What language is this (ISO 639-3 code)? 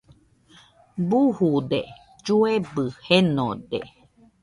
hux